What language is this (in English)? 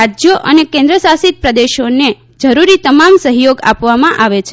Gujarati